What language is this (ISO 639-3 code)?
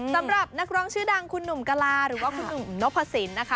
tha